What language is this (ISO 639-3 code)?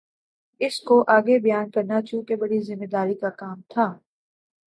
urd